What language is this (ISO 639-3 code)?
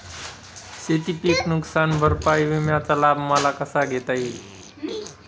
mar